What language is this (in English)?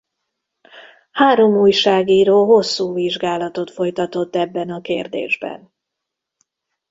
Hungarian